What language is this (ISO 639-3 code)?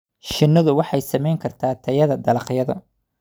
som